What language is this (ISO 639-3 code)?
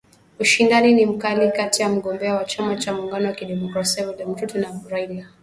swa